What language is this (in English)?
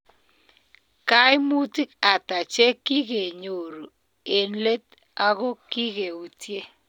Kalenjin